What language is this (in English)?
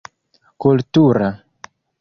Esperanto